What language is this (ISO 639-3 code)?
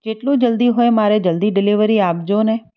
guj